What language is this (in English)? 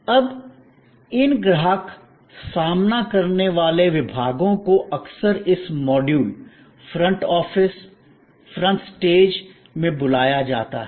Hindi